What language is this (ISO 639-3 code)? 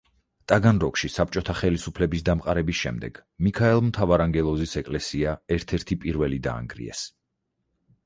kat